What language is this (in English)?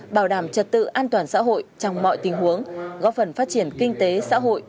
Vietnamese